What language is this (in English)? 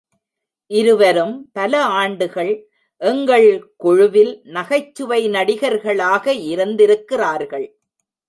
Tamil